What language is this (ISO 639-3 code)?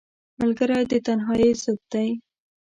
pus